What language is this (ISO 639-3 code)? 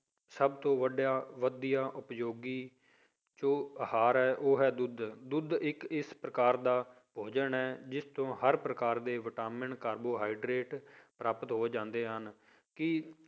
pan